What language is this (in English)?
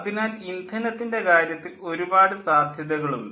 Malayalam